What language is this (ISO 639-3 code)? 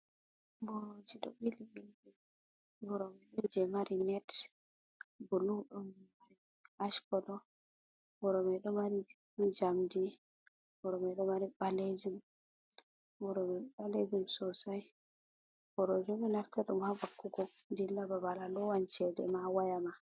ful